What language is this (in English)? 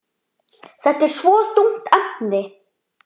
Icelandic